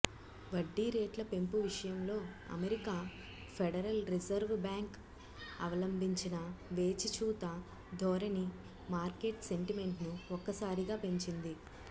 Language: Telugu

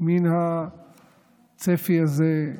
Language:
Hebrew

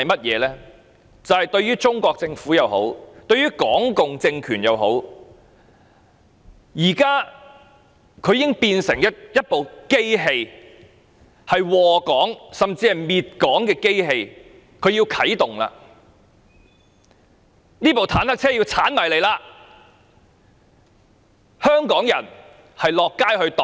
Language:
Cantonese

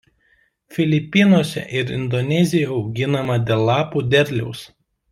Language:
Lithuanian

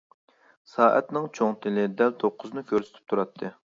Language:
Uyghur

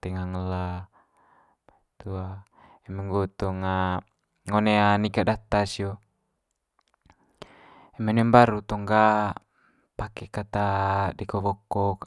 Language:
Manggarai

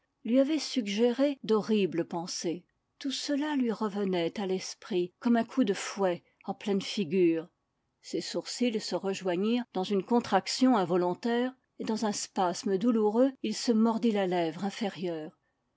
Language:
French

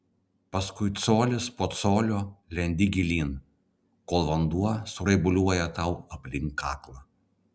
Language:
Lithuanian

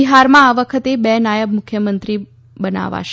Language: Gujarati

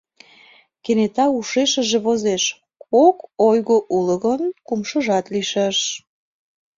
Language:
Mari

